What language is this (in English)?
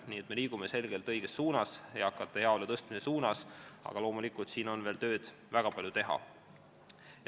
Estonian